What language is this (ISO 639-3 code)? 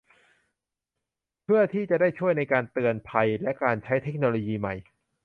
tha